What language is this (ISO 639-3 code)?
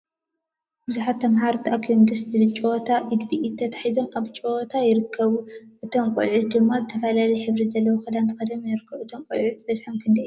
tir